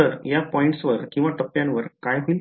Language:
Marathi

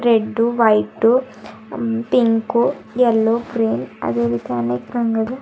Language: Kannada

